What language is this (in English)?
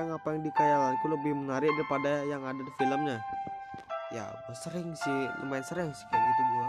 Indonesian